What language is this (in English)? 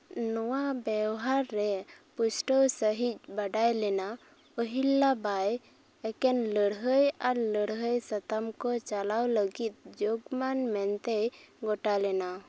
Santali